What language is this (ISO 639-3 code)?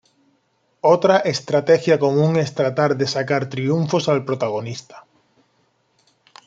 spa